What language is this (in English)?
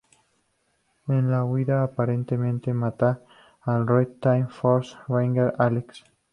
Spanish